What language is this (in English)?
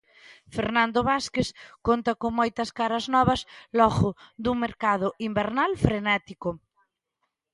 Galician